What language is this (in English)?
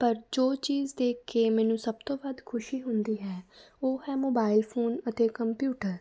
Punjabi